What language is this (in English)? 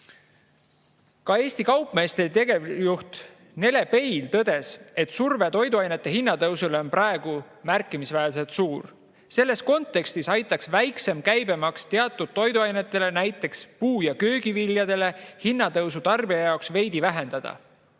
Estonian